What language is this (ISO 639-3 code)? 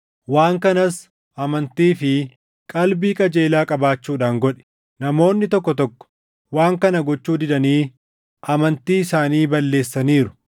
orm